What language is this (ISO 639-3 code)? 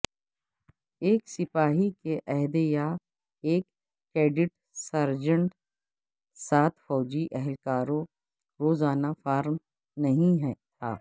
urd